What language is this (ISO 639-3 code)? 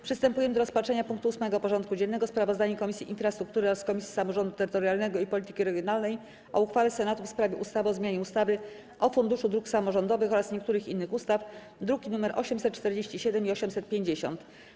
pol